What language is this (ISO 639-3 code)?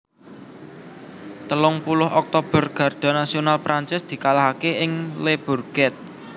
jav